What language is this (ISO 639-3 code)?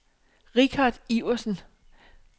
dan